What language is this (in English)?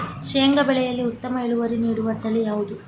Kannada